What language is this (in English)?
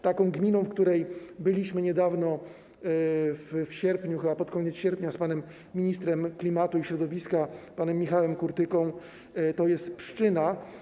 Polish